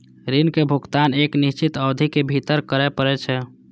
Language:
Maithili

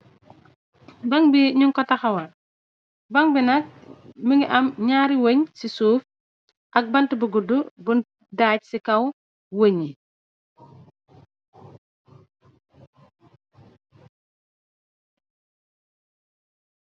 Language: Wolof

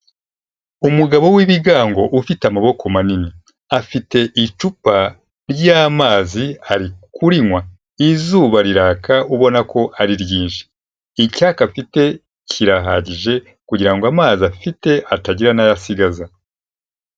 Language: Kinyarwanda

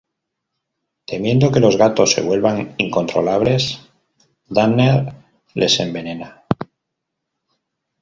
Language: Spanish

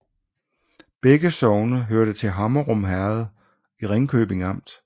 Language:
Danish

